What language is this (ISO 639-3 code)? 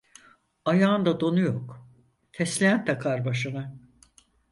tur